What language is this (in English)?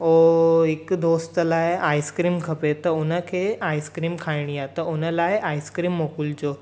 Sindhi